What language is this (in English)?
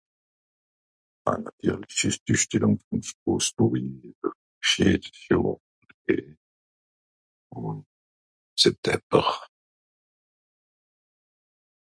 Swiss German